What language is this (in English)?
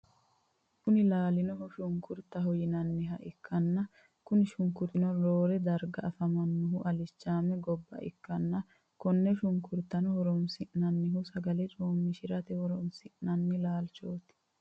Sidamo